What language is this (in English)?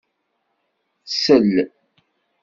Kabyle